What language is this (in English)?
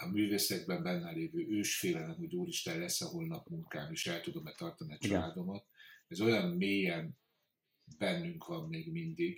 Hungarian